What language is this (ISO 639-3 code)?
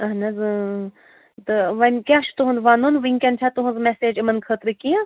kas